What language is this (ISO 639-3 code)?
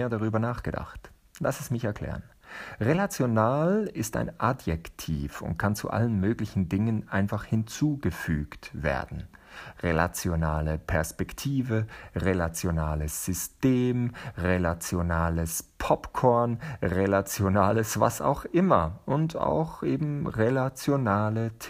deu